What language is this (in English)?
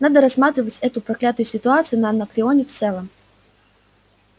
Russian